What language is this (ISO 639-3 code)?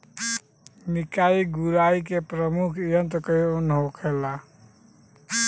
bho